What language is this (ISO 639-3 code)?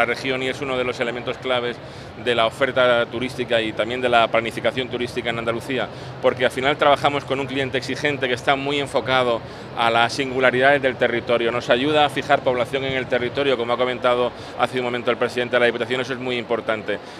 spa